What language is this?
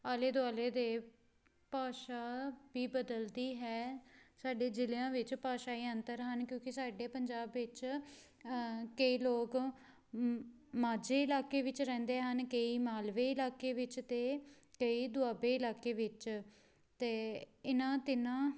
Punjabi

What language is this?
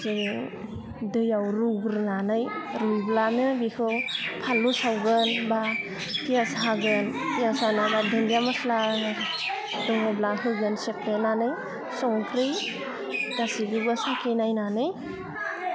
Bodo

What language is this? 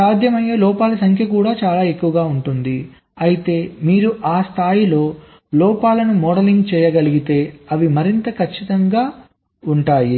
Telugu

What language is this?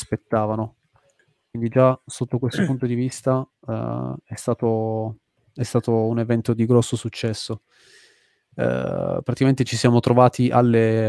Italian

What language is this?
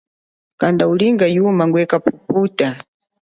Chokwe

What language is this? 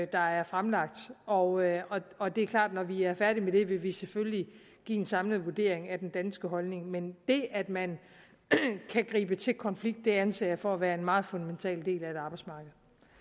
Danish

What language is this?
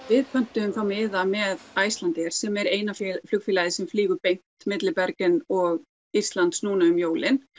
Icelandic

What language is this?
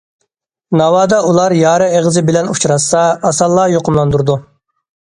Uyghur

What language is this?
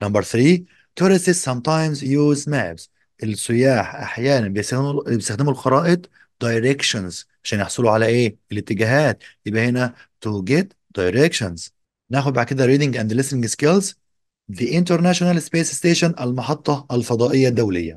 Arabic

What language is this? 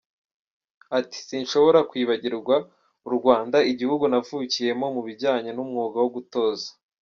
Kinyarwanda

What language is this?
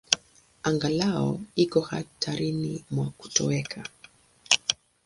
Swahili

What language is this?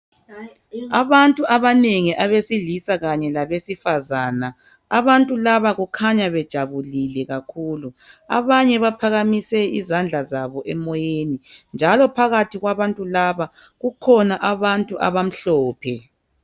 North Ndebele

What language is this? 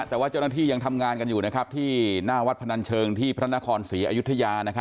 Thai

